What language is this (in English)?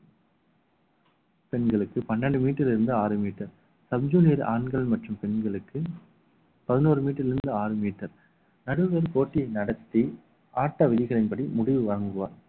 Tamil